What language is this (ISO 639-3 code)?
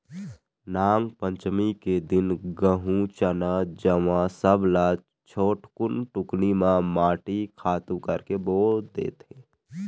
hne